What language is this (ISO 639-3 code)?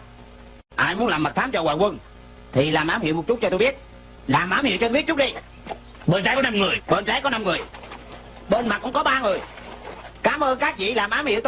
vie